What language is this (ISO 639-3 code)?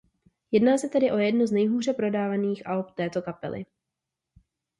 ces